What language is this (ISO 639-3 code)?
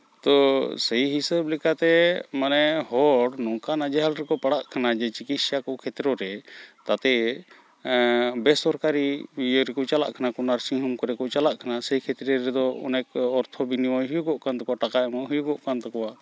sat